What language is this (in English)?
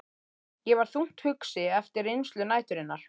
Icelandic